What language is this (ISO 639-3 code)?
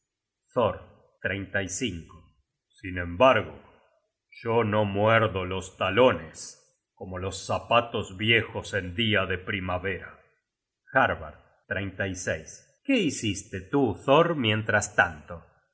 spa